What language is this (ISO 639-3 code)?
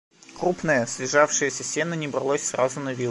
rus